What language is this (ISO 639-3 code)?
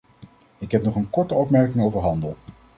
nld